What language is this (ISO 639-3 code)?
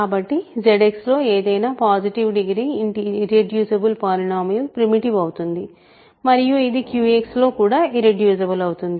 tel